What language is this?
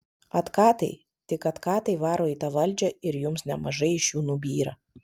Lithuanian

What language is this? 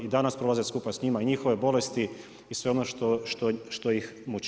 Croatian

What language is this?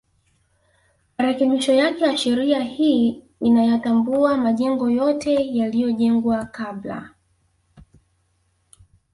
Swahili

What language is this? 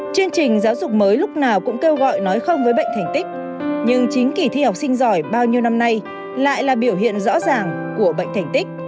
Vietnamese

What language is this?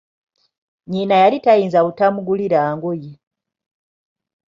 Ganda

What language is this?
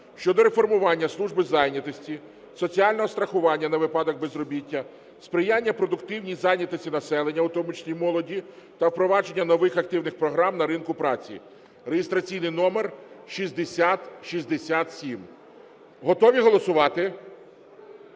Ukrainian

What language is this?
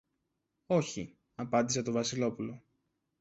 Greek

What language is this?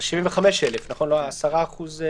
Hebrew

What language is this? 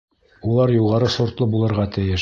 Bashkir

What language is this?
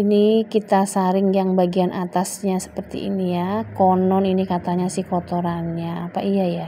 Indonesian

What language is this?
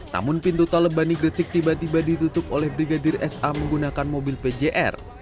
Indonesian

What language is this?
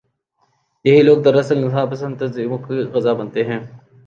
Urdu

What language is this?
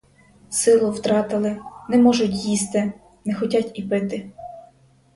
Ukrainian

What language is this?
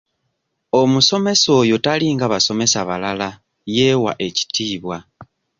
Ganda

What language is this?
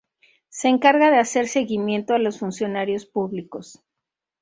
Spanish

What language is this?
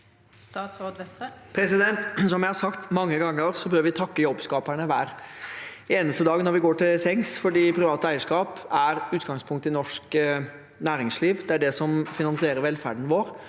Norwegian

